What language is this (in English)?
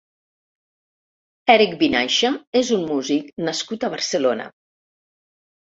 Catalan